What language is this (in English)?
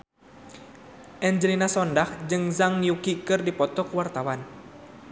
Sundanese